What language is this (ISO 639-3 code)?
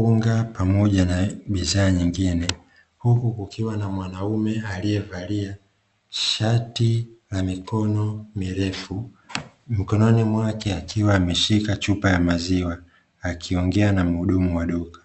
swa